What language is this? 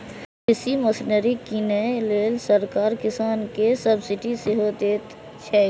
Maithili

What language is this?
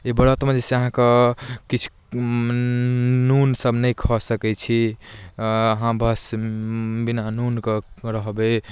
Maithili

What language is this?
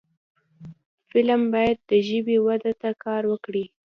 Pashto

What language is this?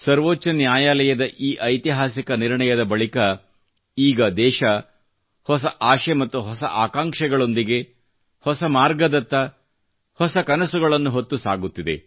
Kannada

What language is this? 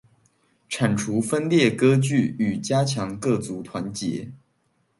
Chinese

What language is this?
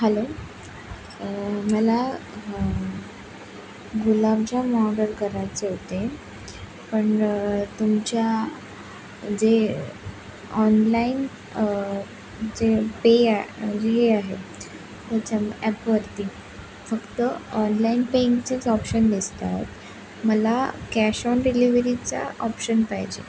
Marathi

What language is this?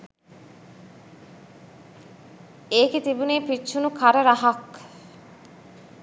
Sinhala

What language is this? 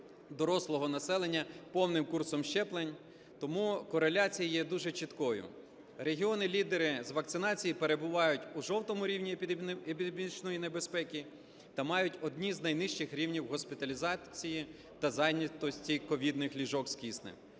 Ukrainian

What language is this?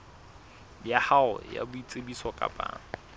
Southern Sotho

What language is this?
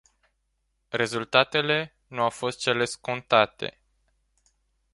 Romanian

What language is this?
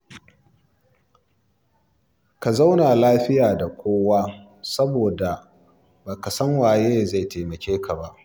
Hausa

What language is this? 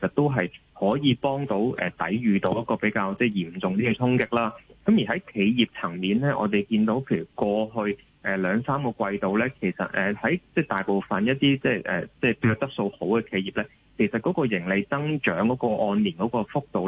Chinese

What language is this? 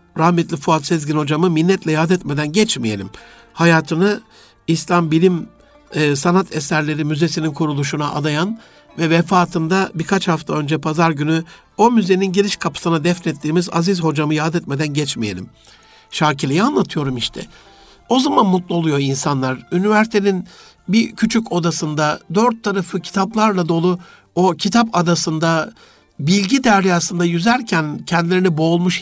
Turkish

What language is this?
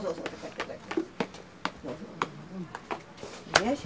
Japanese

